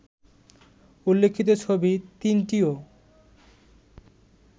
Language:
Bangla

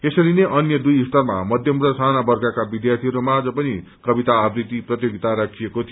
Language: Nepali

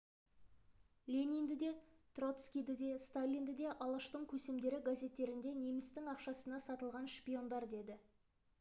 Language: Kazakh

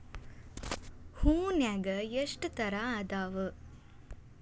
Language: Kannada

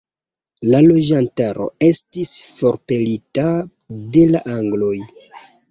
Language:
Esperanto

